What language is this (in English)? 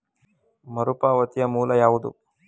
Kannada